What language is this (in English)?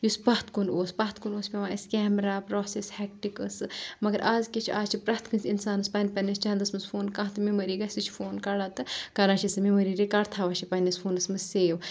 Kashmiri